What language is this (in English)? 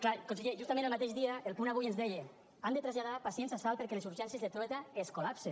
Catalan